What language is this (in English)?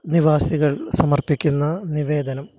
Malayalam